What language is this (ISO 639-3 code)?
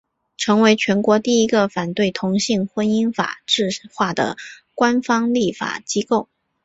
zho